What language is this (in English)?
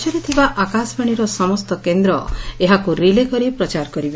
Odia